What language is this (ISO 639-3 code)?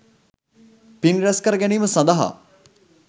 sin